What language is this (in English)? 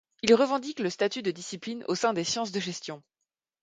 French